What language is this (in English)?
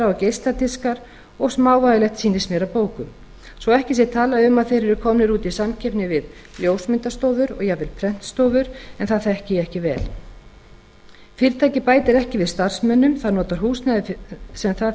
Icelandic